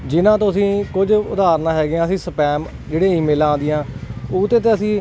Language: Punjabi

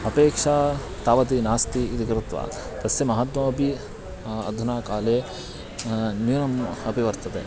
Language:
Sanskrit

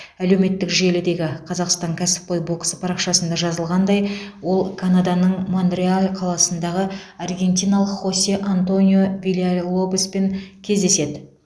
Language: Kazakh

